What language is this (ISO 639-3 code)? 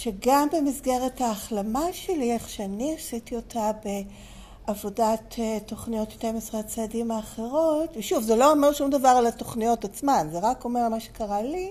heb